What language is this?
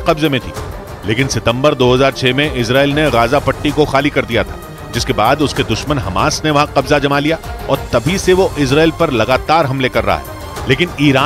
Hindi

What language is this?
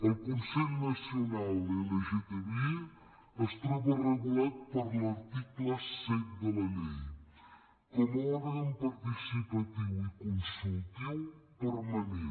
Catalan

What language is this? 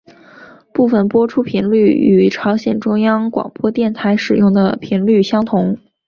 Chinese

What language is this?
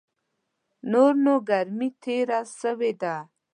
Pashto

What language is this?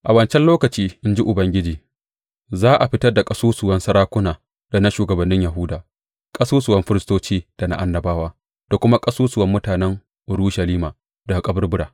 Hausa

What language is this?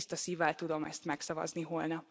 Hungarian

